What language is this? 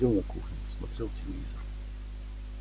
Russian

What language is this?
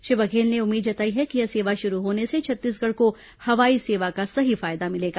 Hindi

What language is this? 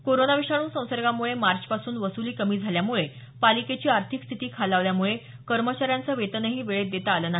Marathi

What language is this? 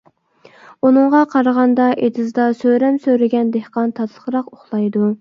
Uyghur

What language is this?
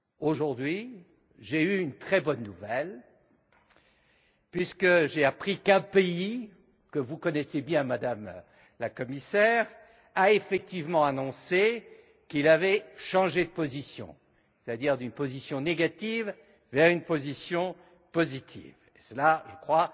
French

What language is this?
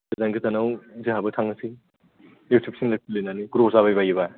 Bodo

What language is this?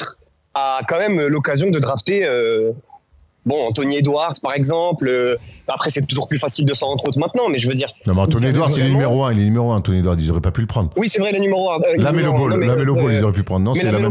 French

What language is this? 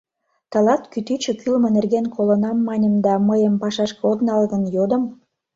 Mari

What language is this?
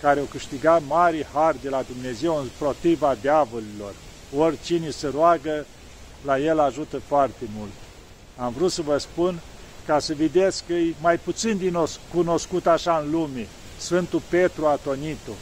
Romanian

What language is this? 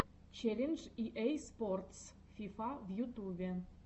Russian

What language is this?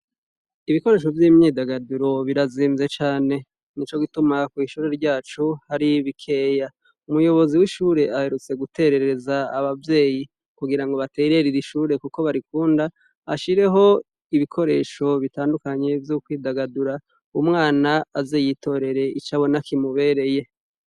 Rundi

